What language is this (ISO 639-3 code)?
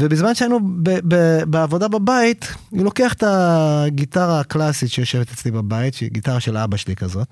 heb